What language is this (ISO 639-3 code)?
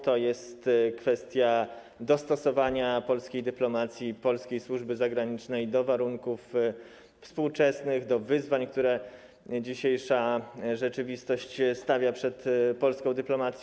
pol